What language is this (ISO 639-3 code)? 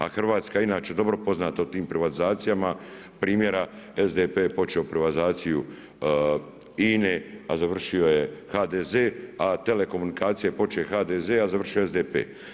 hrv